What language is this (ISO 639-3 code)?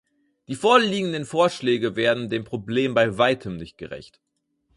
deu